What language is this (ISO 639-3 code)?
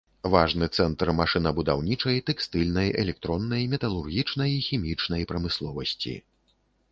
bel